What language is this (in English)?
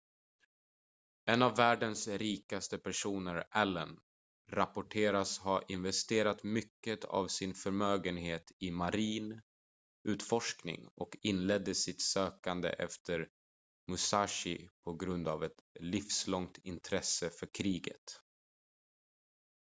Swedish